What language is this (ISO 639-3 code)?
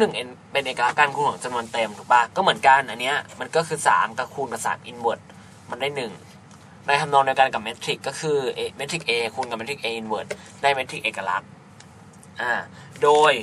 tha